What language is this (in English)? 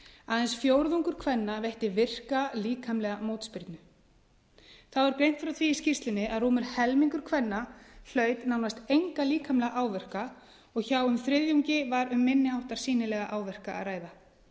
Icelandic